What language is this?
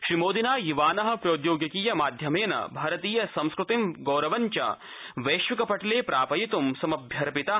Sanskrit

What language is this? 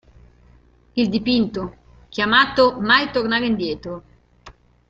Italian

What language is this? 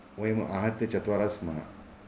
Sanskrit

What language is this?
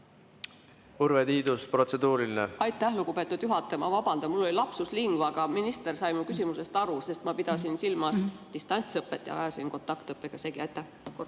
Estonian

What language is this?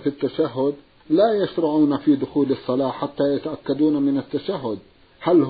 Arabic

